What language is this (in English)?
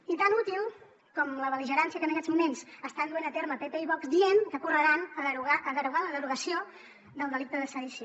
Catalan